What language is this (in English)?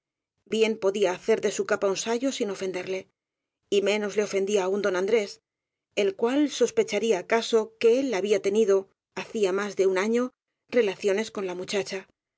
Spanish